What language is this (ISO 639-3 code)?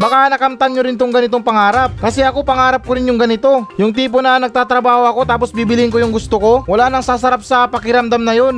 fil